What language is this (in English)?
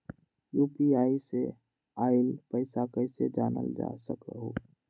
Magahi